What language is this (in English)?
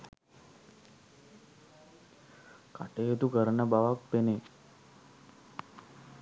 Sinhala